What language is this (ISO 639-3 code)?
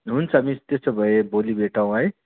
nep